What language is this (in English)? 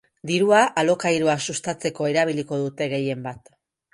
Basque